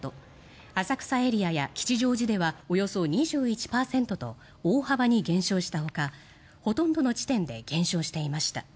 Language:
Japanese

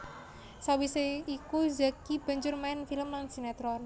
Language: Javanese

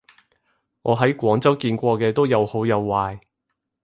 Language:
Cantonese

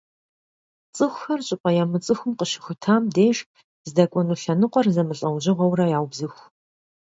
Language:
Kabardian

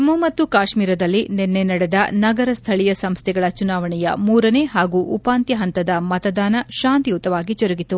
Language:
Kannada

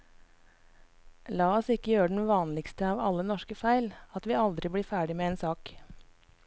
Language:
Norwegian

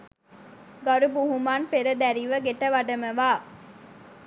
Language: Sinhala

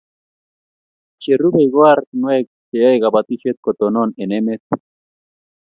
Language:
Kalenjin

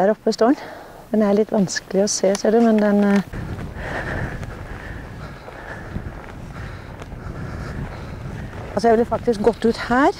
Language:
Norwegian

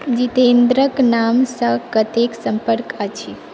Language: Maithili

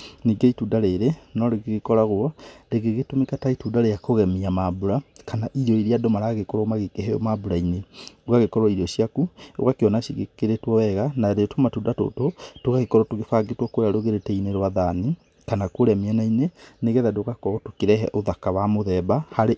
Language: Kikuyu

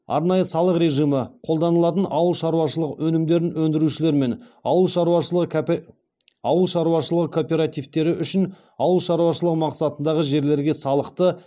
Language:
Kazakh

